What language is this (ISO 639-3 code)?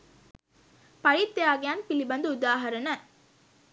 sin